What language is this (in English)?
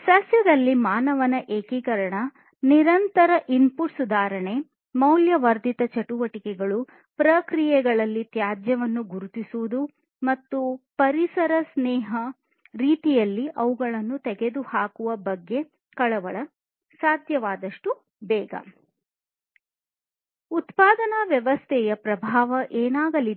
Kannada